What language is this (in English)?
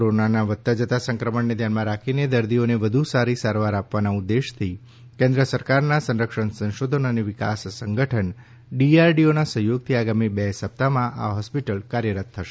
Gujarati